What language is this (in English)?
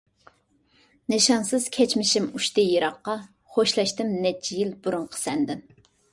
Uyghur